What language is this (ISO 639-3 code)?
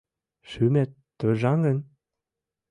chm